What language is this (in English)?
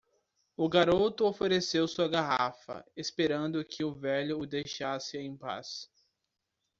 Portuguese